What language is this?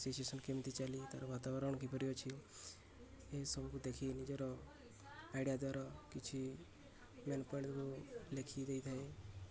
Odia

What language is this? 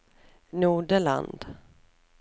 Norwegian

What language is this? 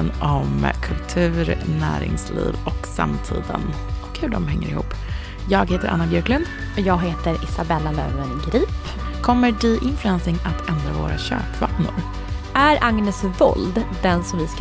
Swedish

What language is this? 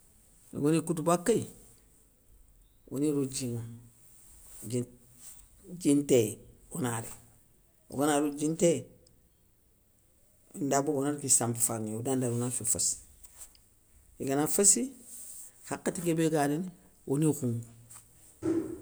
Soninke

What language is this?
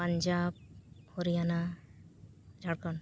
Santali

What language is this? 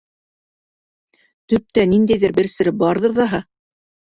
Bashkir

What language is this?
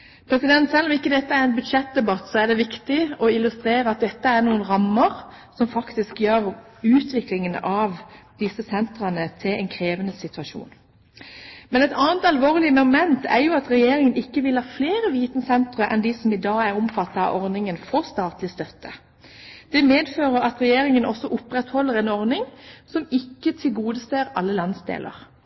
Norwegian Bokmål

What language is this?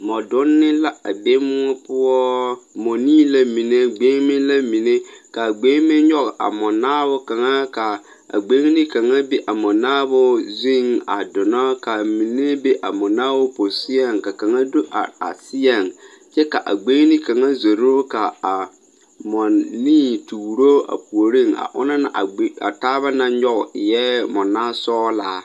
Southern Dagaare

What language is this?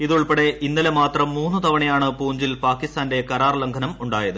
Malayalam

